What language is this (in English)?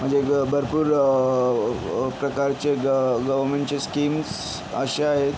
Marathi